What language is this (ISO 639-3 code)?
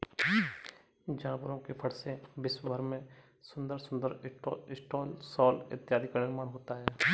hin